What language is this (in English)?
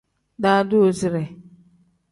Tem